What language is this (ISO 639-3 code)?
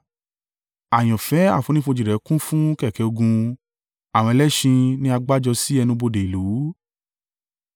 yor